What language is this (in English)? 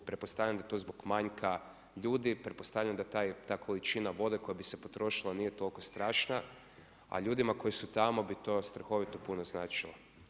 Croatian